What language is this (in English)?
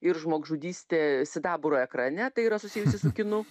Lithuanian